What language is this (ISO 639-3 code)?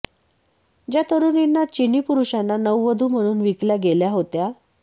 mar